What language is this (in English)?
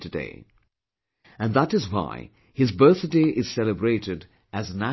English